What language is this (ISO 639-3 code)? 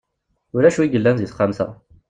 kab